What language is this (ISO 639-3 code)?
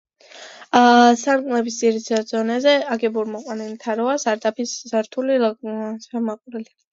kat